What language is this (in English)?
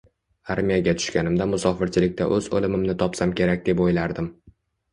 Uzbek